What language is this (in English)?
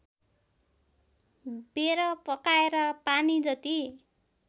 Nepali